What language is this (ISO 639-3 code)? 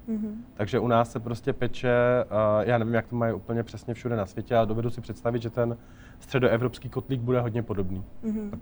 ces